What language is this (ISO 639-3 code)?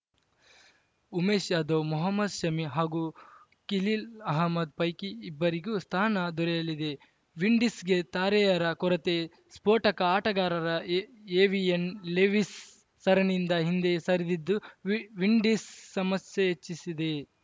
kan